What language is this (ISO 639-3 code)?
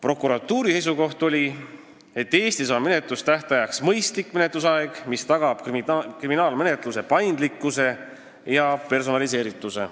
est